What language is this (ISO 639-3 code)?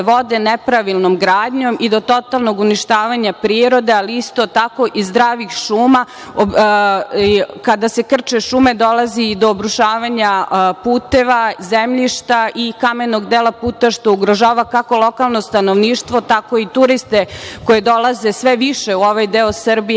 srp